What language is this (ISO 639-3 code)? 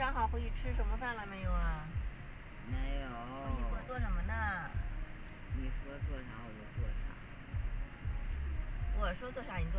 zho